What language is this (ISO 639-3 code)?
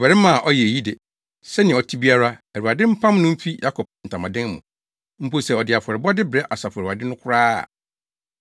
aka